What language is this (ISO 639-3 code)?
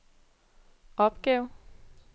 dan